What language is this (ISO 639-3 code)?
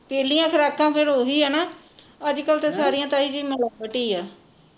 pan